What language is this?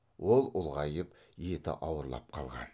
Kazakh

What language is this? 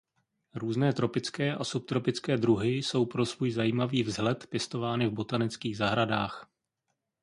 Czech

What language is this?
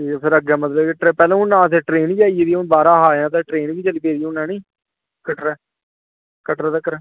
Dogri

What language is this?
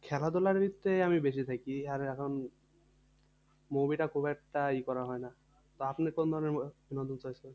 Bangla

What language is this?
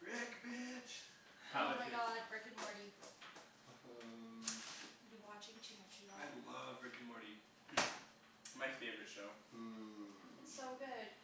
English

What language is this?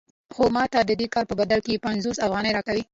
Pashto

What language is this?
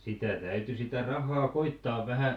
Finnish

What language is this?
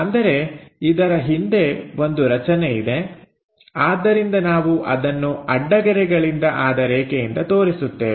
Kannada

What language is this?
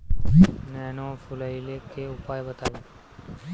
Bhojpuri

